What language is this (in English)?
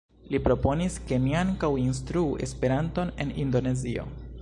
Esperanto